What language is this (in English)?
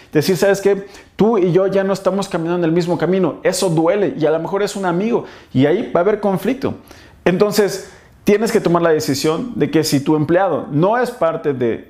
Spanish